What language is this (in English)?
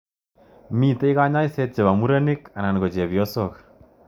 Kalenjin